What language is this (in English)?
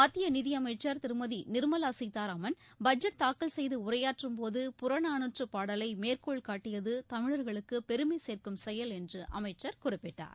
Tamil